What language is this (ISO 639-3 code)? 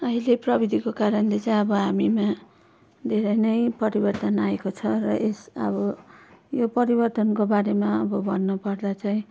nep